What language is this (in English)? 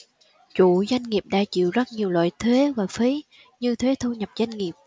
Vietnamese